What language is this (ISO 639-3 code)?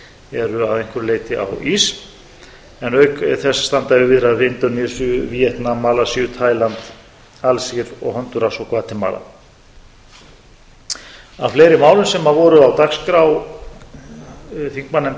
isl